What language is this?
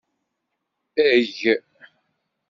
Kabyle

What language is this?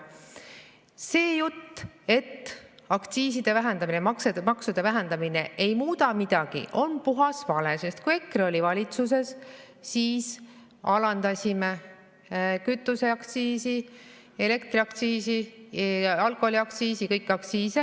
Estonian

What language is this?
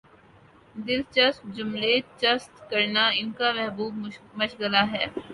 Urdu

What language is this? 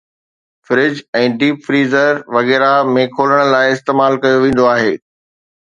Sindhi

